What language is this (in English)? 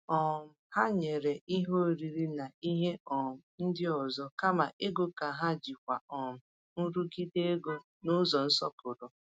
Igbo